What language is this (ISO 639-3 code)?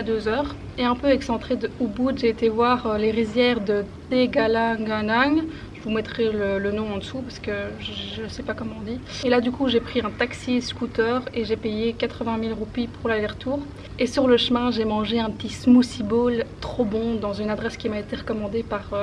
fra